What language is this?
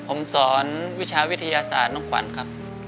Thai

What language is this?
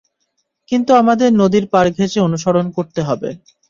Bangla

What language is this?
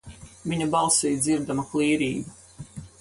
Latvian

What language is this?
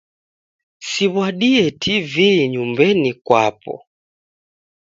Taita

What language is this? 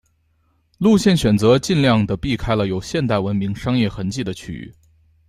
Chinese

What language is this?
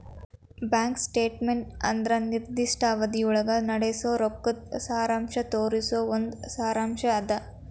Kannada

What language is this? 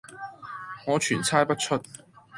Cantonese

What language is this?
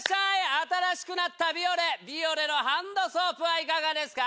Japanese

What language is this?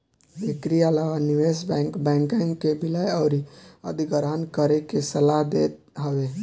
Bhojpuri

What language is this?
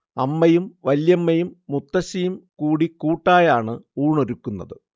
Malayalam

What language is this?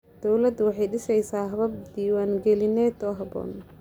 Somali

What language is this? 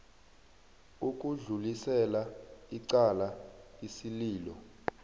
South Ndebele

